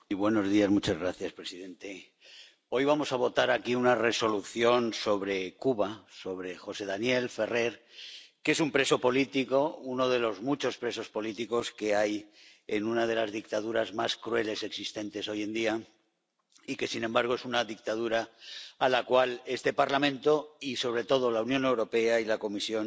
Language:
Spanish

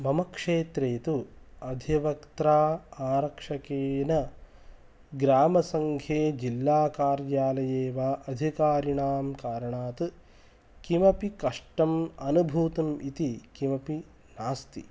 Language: Sanskrit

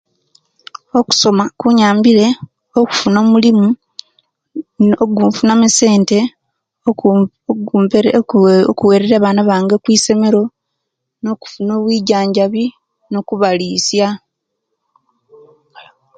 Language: Kenyi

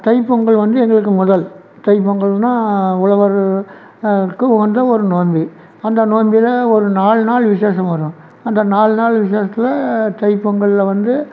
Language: Tamil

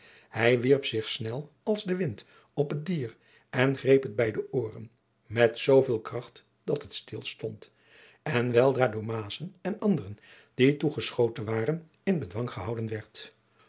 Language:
Dutch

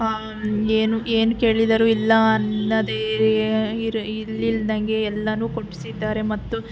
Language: Kannada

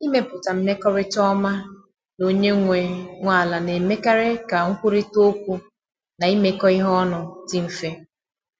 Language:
Igbo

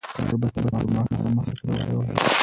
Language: Pashto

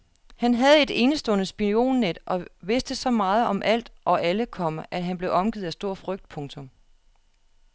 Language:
Danish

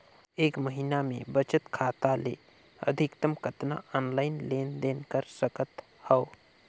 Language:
Chhattisgarhi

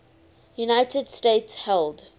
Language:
English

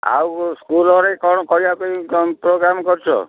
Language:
Odia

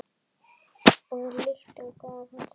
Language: Icelandic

